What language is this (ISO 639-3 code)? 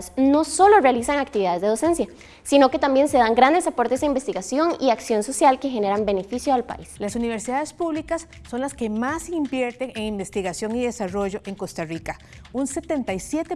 spa